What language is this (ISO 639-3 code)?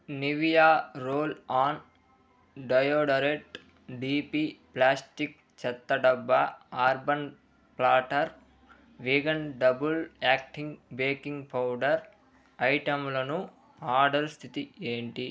tel